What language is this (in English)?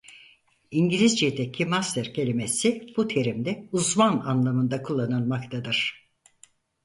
Turkish